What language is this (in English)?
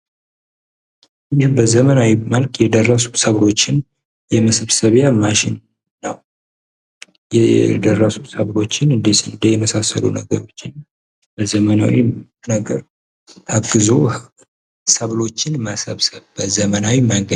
Amharic